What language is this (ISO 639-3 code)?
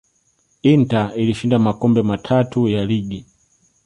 swa